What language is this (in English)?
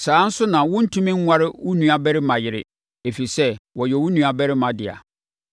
Akan